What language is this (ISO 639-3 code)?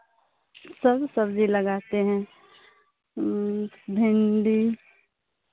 hin